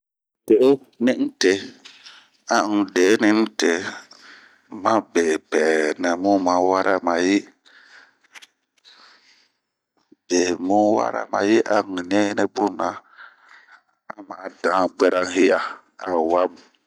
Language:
Bomu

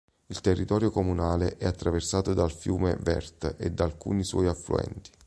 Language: Italian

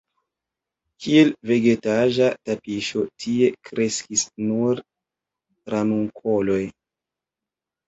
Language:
Esperanto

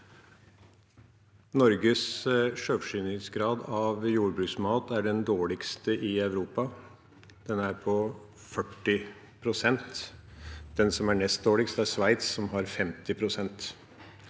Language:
Norwegian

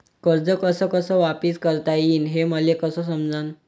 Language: Marathi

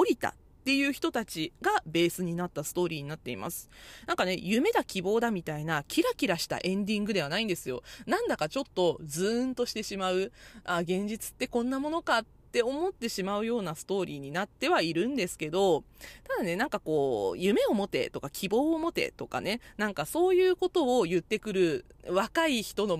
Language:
Japanese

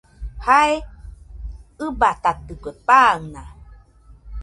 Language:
Nüpode Huitoto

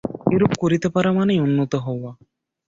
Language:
Bangla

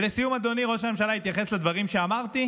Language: Hebrew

